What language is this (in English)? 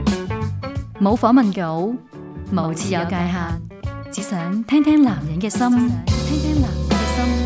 Chinese